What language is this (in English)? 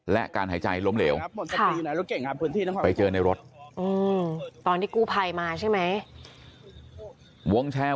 Thai